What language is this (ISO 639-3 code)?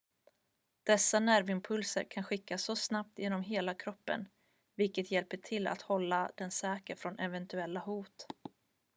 swe